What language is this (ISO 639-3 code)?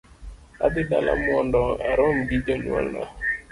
luo